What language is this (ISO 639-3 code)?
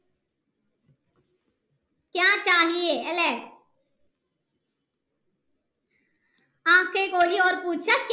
mal